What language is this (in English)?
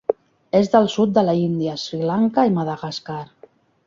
Catalan